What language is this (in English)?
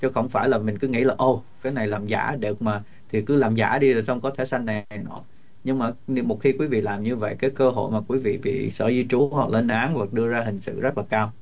Vietnamese